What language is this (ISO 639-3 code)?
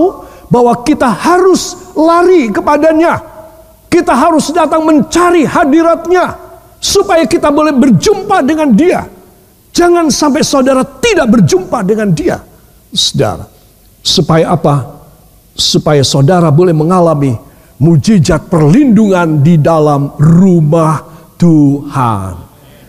ind